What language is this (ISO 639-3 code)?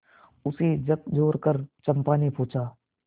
hin